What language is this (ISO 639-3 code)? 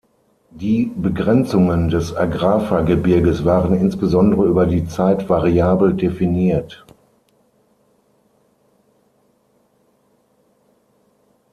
deu